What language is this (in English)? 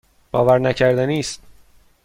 Persian